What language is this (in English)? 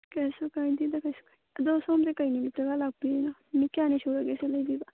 Manipuri